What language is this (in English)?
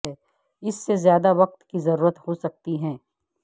Urdu